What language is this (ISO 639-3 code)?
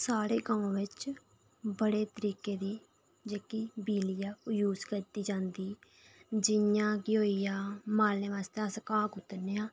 doi